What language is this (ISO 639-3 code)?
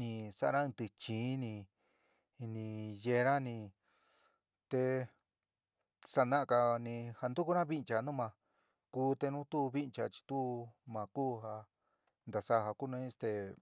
mig